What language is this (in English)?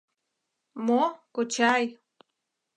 Mari